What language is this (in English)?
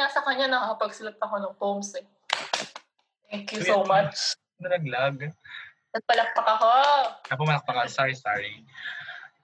Filipino